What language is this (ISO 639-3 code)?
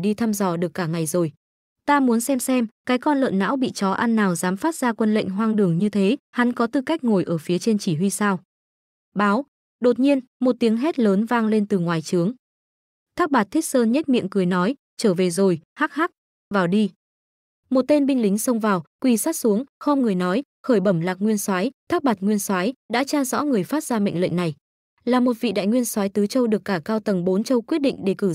vie